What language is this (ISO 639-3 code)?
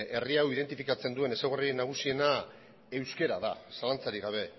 eus